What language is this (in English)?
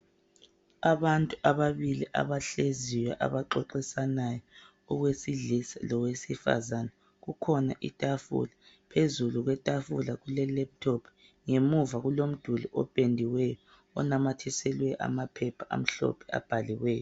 North Ndebele